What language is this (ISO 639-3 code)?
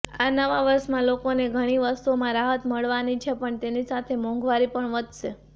guj